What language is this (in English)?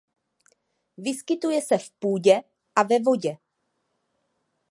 Czech